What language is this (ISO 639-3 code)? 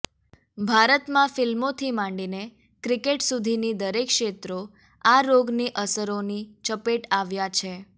guj